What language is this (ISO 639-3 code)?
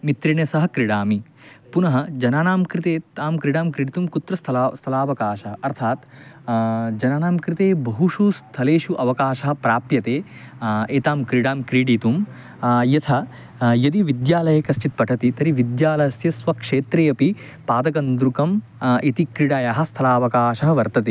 san